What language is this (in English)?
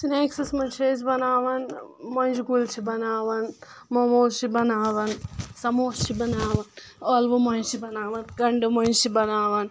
Kashmiri